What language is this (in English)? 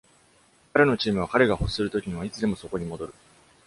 Japanese